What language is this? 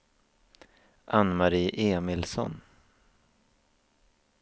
Swedish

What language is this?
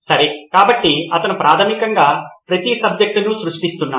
Telugu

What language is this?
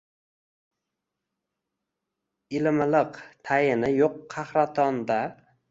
Uzbek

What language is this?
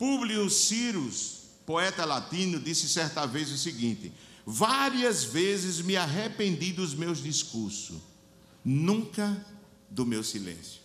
Portuguese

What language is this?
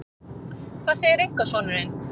Icelandic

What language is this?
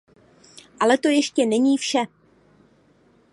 Czech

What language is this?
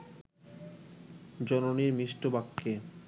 Bangla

